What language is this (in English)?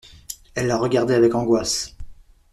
French